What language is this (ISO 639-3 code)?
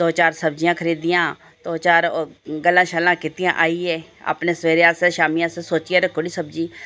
doi